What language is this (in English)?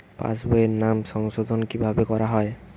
Bangla